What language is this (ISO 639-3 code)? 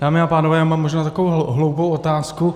ces